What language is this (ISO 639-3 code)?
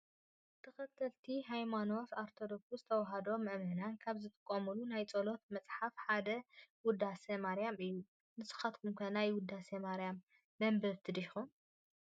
tir